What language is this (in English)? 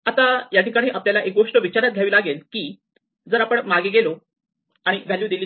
Marathi